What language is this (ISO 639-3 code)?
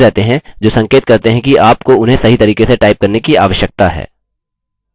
hin